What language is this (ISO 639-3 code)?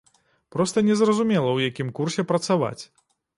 bel